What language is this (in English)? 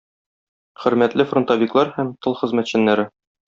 Tatar